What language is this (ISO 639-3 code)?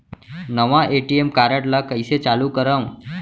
hne